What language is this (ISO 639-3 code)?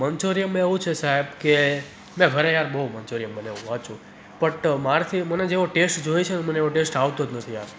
guj